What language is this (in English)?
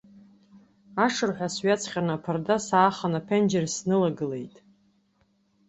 Abkhazian